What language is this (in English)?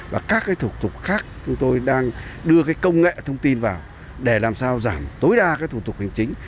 Vietnamese